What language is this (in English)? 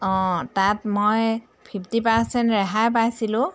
Assamese